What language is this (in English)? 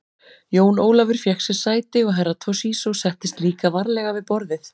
Icelandic